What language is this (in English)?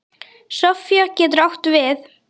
Icelandic